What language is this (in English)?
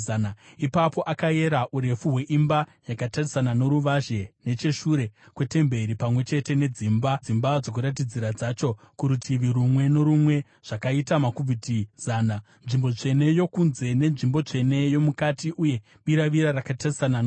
Shona